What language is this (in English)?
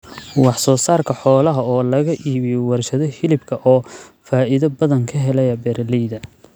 Somali